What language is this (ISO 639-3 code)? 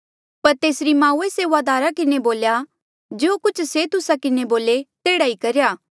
mjl